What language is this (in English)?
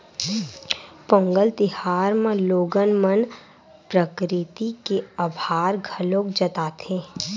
Chhattisgarhi